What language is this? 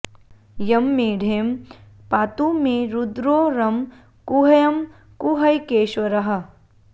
Sanskrit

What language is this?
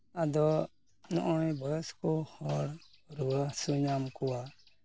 Santali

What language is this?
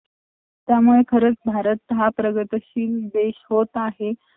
Marathi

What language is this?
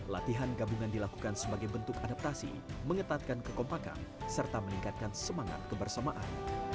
Indonesian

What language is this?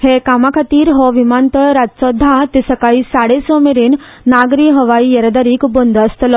Konkani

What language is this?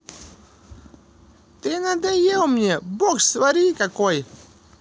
Russian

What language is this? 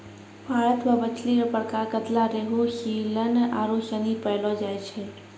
Maithili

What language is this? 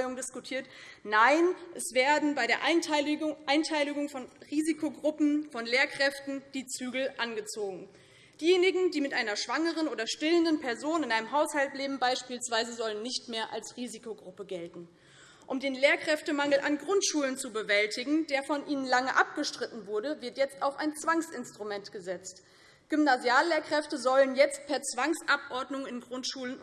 German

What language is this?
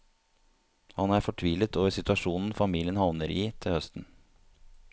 Norwegian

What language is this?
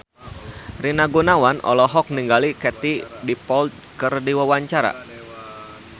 Sundanese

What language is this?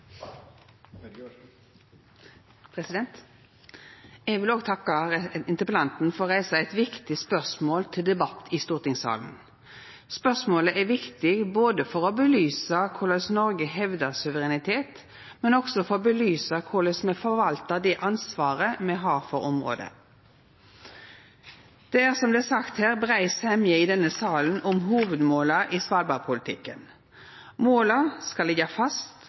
Norwegian Nynorsk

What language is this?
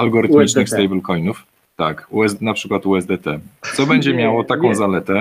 Polish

